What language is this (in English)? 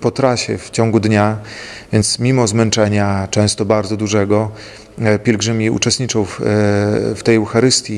Polish